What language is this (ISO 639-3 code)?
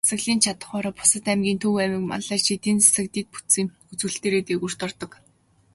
mon